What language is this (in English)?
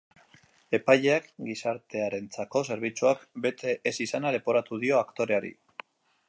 Basque